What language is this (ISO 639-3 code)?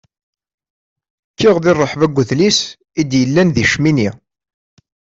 kab